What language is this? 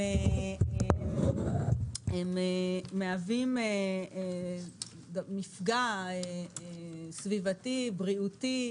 Hebrew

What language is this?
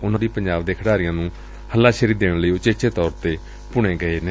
Punjabi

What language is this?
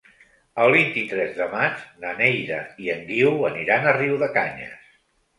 Catalan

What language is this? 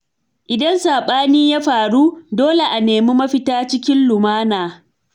Hausa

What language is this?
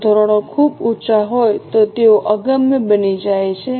Gujarati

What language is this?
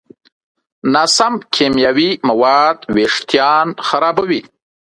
Pashto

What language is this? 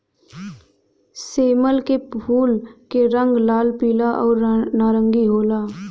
Bhojpuri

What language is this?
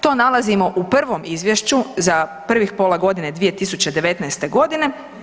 Croatian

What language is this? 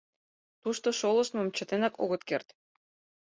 Mari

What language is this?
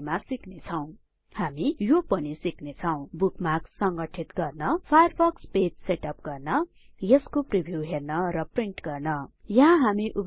Nepali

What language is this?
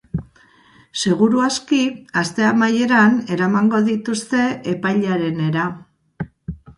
Basque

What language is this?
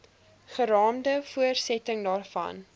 Afrikaans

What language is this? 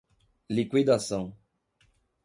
Portuguese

